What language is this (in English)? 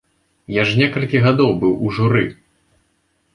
Belarusian